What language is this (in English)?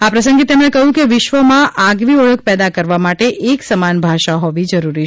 Gujarati